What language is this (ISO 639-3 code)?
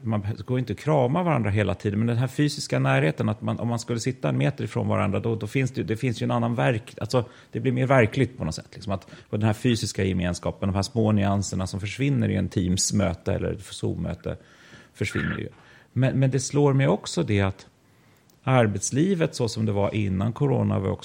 swe